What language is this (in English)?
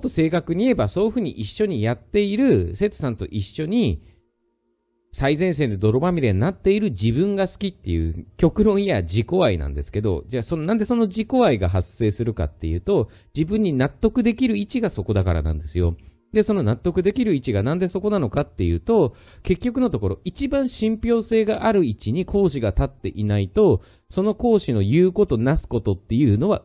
Japanese